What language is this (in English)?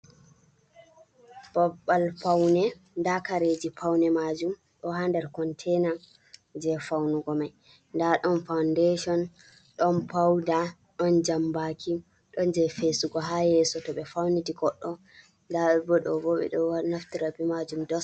Fula